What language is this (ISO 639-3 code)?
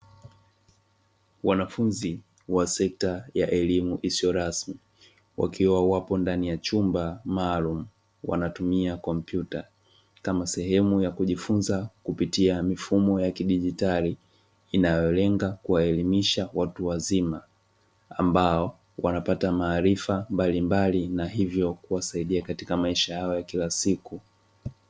swa